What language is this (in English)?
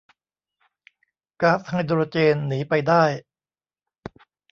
Thai